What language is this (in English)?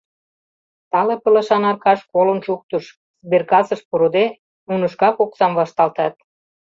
Mari